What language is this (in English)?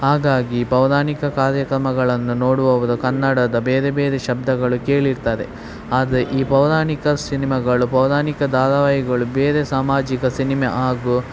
Kannada